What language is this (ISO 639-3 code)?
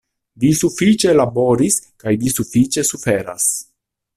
epo